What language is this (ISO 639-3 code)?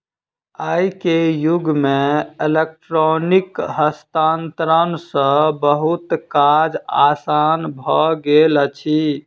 mai